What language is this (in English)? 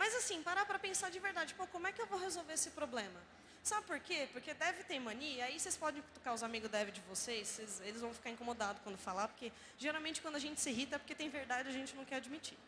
Portuguese